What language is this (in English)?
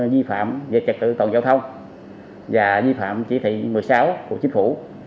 Vietnamese